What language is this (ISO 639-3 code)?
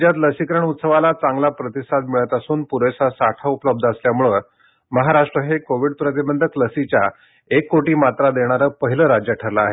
mar